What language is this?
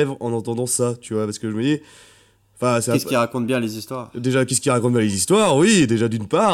French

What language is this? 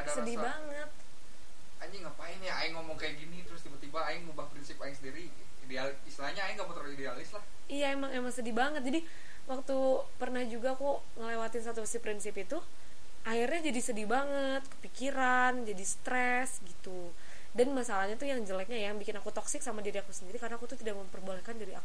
Indonesian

